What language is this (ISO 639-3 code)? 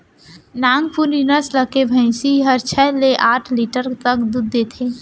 hne